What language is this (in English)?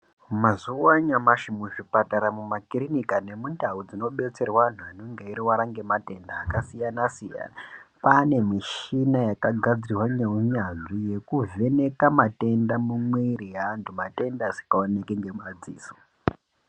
Ndau